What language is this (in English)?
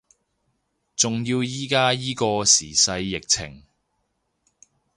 Cantonese